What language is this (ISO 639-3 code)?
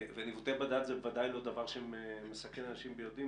heb